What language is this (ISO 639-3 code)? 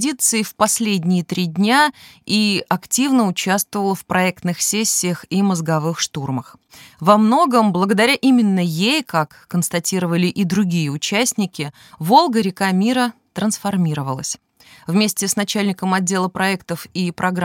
rus